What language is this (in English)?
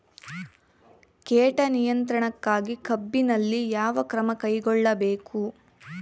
Kannada